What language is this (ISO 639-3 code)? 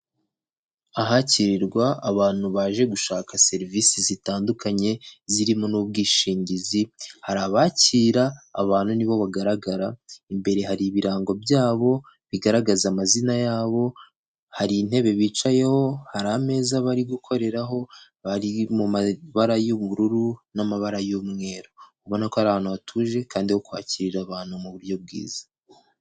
kin